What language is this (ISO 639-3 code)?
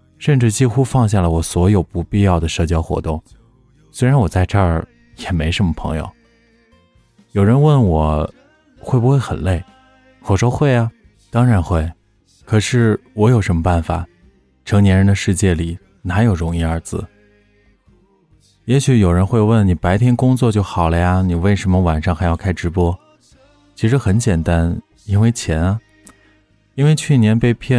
zho